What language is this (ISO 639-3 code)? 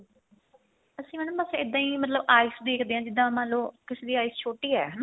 pan